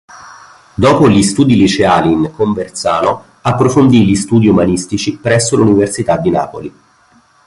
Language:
Italian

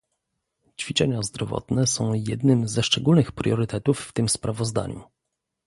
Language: Polish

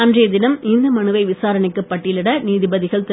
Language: Tamil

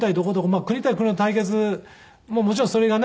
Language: Japanese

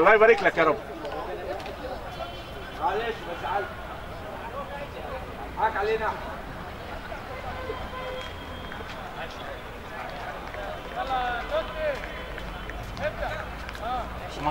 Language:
Arabic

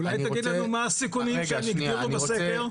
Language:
Hebrew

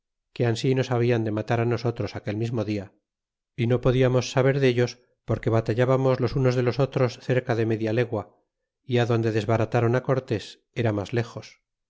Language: Spanish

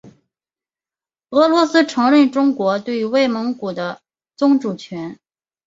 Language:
Chinese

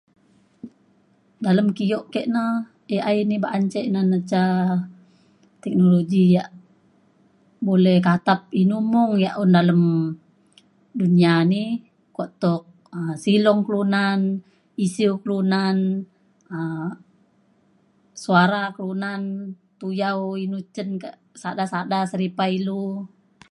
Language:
Mainstream Kenyah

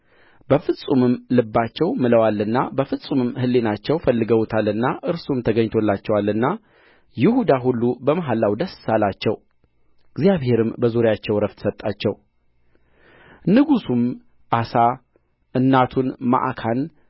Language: Amharic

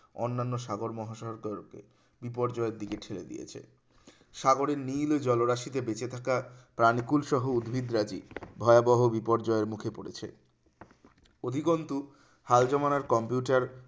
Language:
Bangla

